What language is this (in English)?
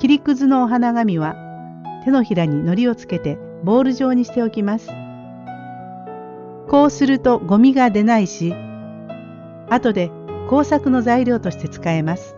Japanese